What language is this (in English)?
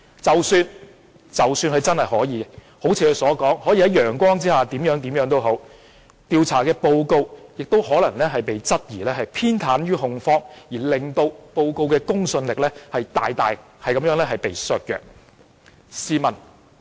Cantonese